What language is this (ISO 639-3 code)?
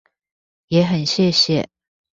zho